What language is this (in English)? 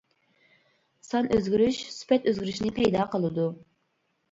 Uyghur